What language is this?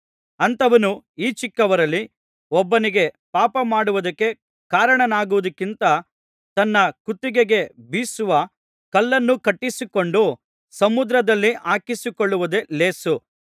Kannada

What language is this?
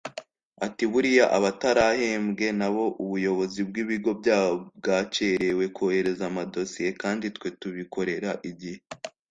Kinyarwanda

